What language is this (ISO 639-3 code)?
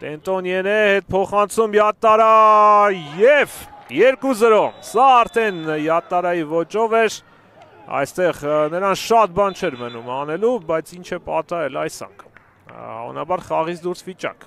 ron